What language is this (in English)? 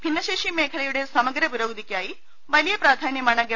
Malayalam